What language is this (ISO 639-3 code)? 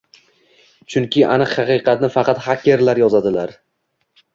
uzb